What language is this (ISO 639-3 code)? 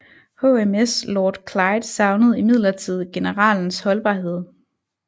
dan